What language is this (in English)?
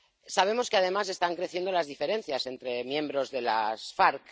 Spanish